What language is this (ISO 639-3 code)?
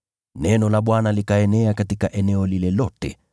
swa